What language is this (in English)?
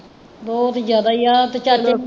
Punjabi